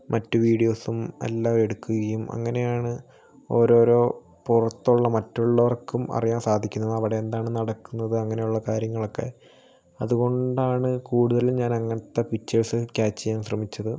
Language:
Malayalam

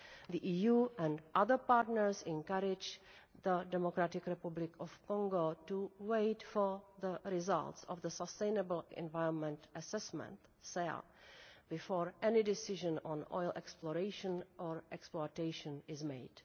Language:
English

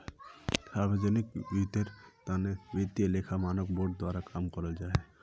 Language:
Magahi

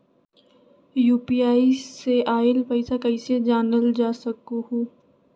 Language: Magahi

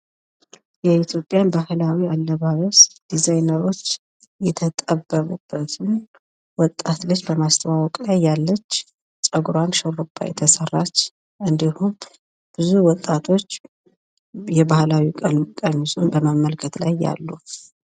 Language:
Amharic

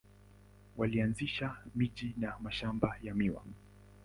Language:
Swahili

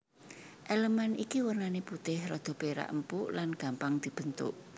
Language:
Javanese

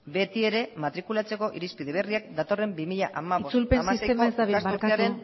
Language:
Basque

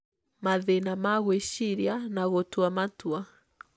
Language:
Kikuyu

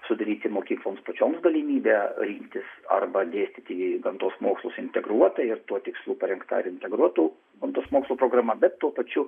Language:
Lithuanian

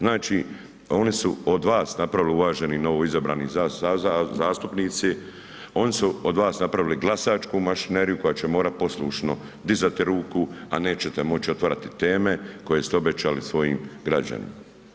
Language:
Croatian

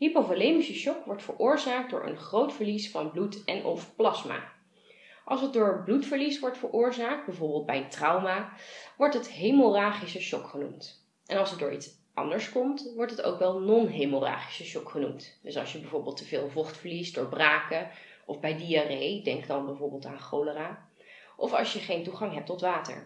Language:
Dutch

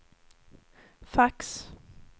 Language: Swedish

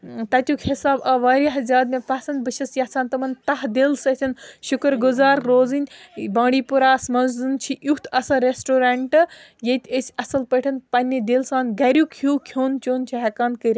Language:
Kashmiri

